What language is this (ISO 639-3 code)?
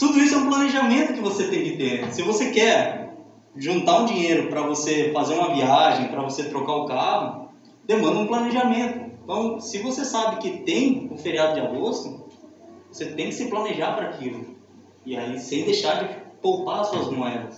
por